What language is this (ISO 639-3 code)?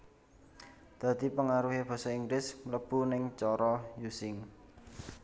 jav